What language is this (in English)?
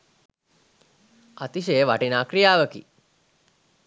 Sinhala